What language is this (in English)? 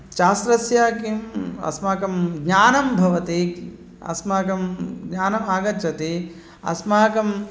Sanskrit